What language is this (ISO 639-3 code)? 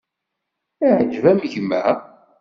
kab